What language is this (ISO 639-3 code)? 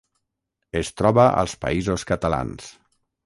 cat